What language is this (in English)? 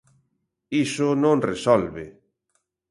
Galician